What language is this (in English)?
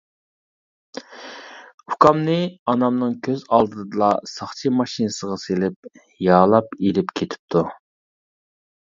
Uyghur